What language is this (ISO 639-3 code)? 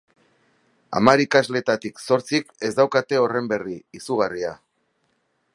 eus